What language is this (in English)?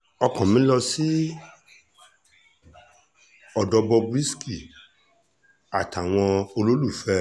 Yoruba